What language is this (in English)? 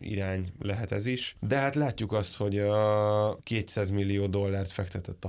Hungarian